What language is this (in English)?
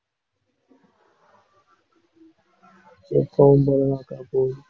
Tamil